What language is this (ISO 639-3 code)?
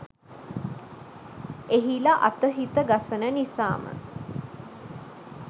sin